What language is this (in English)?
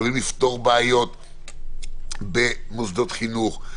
Hebrew